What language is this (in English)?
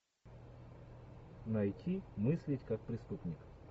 Russian